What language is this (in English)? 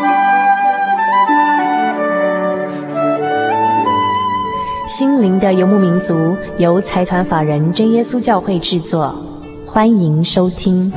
Chinese